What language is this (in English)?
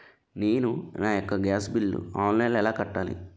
Telugu